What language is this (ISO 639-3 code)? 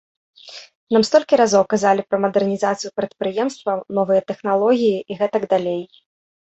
bel